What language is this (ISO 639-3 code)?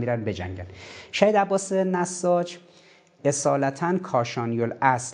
fas